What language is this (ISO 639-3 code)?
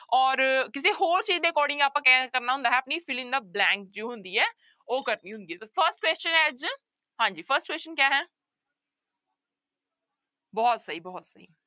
pan